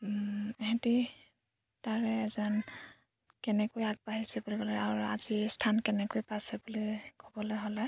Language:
Assamese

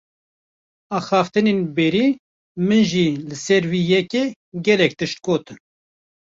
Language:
Kurdish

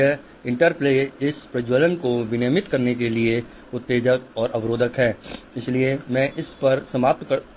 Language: Hindi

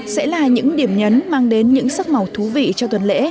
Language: Vietnamese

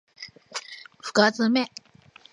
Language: Japanese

